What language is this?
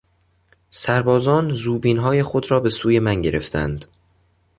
Persian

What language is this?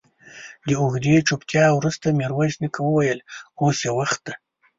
Pashto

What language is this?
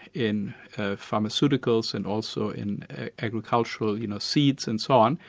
English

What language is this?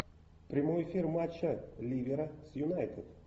Russian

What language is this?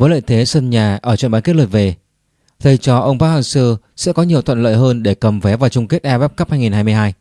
Vietnamese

